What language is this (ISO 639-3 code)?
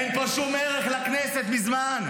heb